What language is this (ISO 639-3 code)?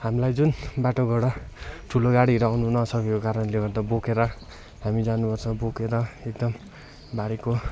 nep